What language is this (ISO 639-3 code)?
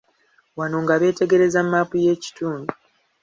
lug